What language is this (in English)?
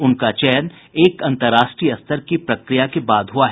Hindi